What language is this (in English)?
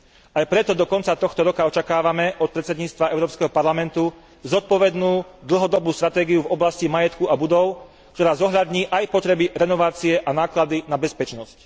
Slovak